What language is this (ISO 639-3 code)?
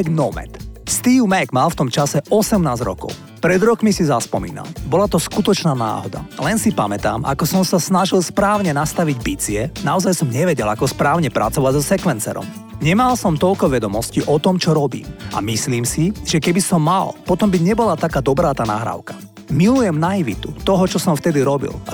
slk